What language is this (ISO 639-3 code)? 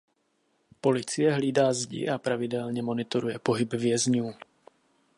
ces